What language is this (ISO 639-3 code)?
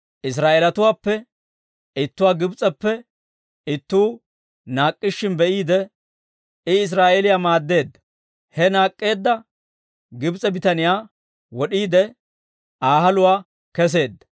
dwr